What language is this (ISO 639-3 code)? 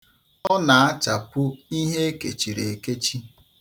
ibo